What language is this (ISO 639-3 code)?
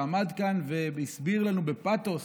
heb